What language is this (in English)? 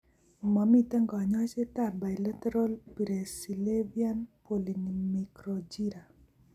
Kalenjin